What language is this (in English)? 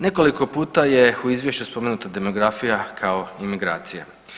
Croatian